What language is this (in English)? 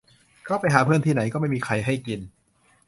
Thai